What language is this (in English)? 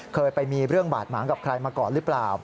Thai